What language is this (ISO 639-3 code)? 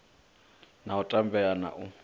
ven